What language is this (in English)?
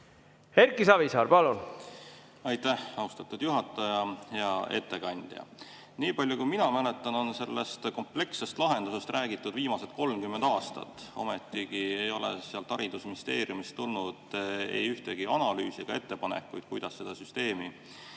Estonian